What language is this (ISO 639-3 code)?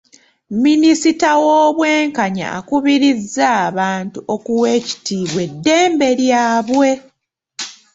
lug